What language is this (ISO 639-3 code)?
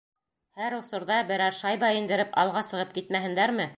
bak